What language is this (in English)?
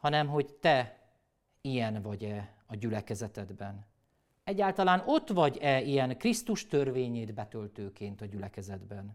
Hungarian